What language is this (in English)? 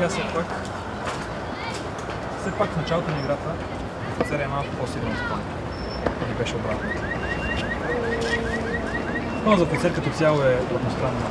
Bulgarian